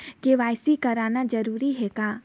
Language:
Chhattisgarhi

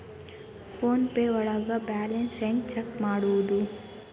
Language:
Kannada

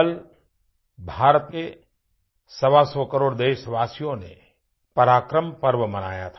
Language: Hindi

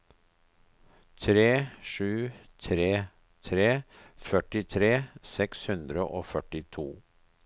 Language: Norwegian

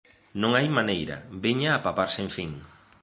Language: Galician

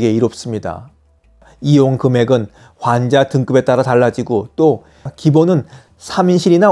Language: Korean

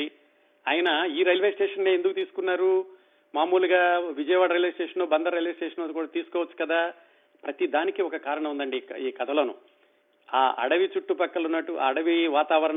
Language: Telugu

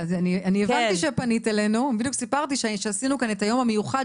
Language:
Hebrew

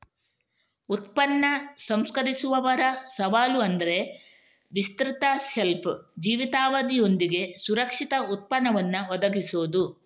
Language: Kannada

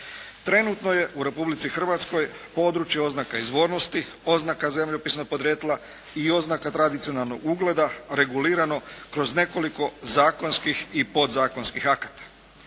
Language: Croatian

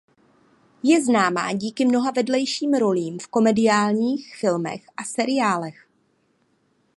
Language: Czech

